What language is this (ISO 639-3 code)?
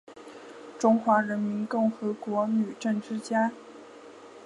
zho